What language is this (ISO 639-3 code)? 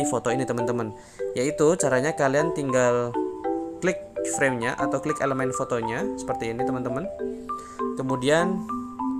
ind